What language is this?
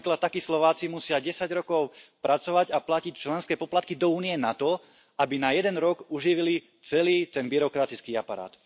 Slovak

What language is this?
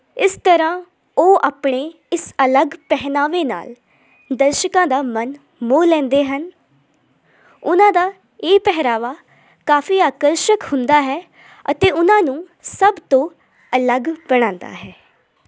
Punjabi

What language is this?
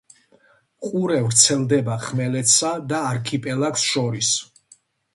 Georgian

